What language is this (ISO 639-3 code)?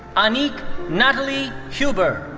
eng